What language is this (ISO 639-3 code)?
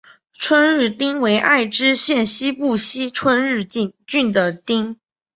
zho